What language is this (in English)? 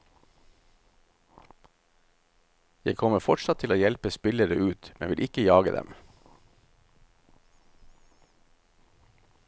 Norwegian